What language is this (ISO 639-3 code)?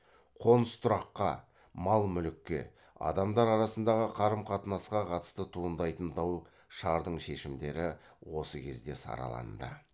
kaz